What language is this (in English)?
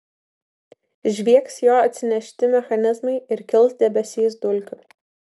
Lithuanian